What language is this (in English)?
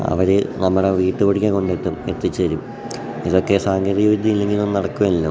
Malayalam